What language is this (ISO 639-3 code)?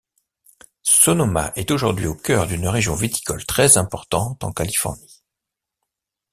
fra